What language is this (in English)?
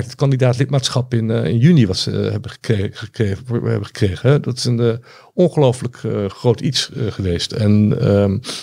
Dutch